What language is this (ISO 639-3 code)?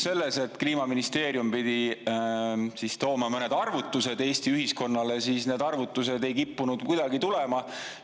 est